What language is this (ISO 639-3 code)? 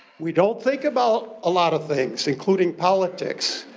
eng